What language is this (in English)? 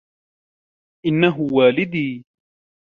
Arabic